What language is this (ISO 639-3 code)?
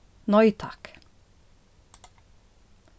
fao